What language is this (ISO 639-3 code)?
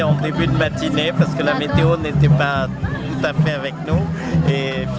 ind